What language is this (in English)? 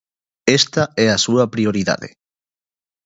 Galician